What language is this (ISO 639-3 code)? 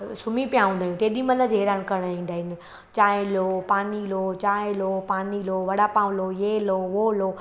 snd